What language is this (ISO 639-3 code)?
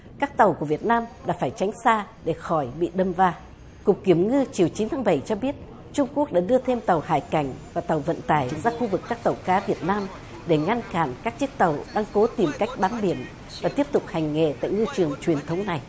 vie